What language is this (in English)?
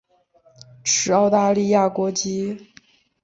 Chinese